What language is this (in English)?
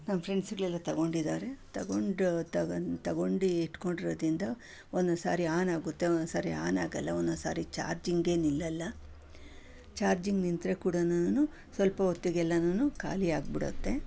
Kannada